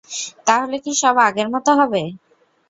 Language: Bangla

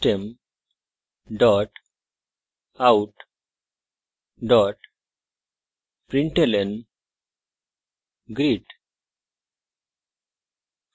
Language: Bangla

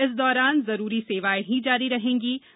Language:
Hindi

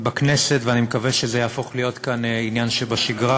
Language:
Hebrew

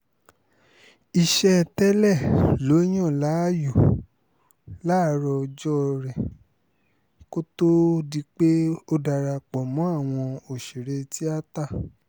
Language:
Yoruba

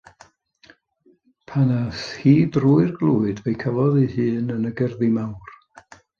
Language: Welsh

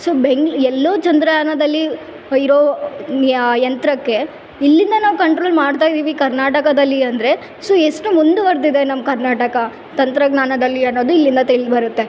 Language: Kannada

